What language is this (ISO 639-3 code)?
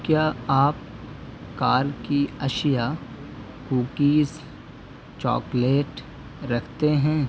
urd